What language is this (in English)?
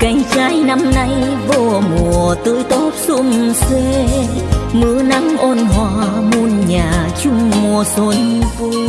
Vietnamese